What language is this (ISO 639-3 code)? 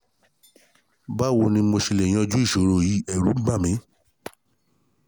yor